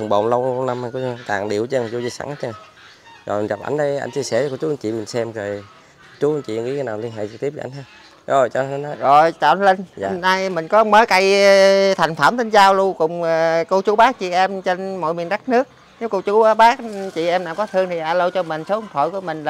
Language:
Vietnamese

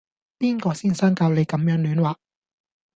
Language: Cantonese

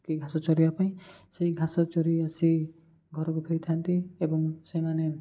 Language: Odia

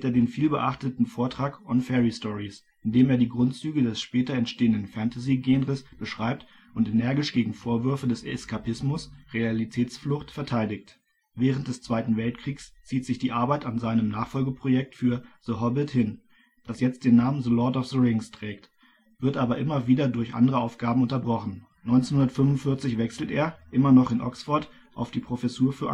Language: German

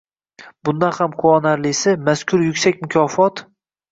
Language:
Uzbek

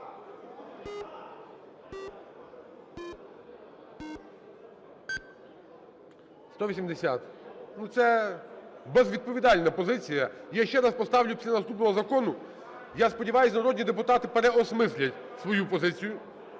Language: Ukrainian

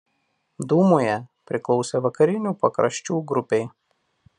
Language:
Lithuanian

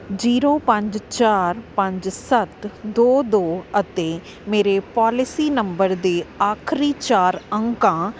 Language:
Punjabi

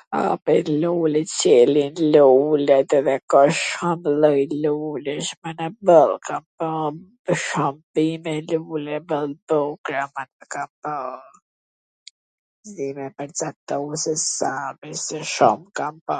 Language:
Gheg Albanian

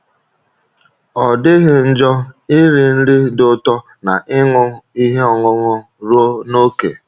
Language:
Igbo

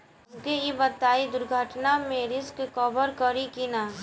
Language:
Bhojpuri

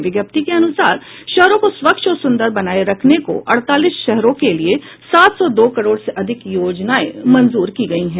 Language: Hindi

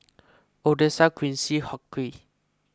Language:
English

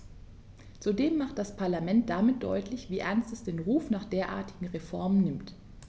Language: German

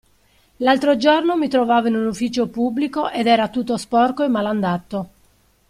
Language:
Italian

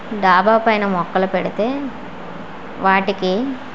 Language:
Telugu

